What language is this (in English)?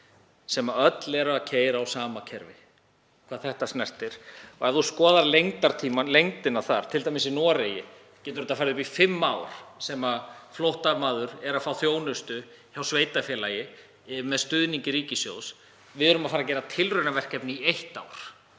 Icelandic